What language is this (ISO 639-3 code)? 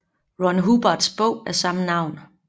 dan